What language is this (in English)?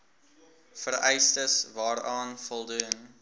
Afrikaans